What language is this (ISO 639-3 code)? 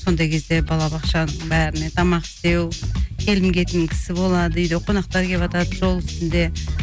kaz